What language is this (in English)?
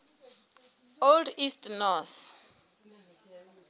Southern Sotho